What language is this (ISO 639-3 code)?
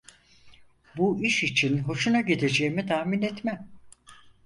tur